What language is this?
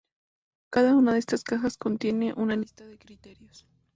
Spanish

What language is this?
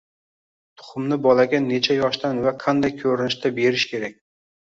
Uzbek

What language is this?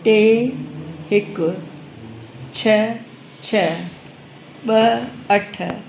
Sindhi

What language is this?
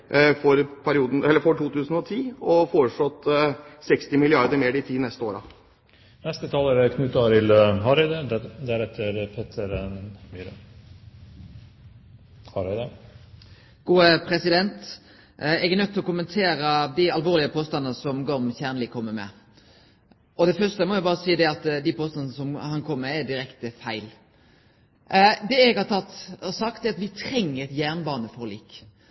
Norwegian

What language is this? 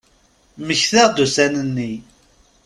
Kabyle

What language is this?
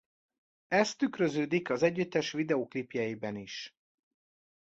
Hungarian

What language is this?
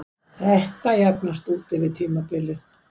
Icelandic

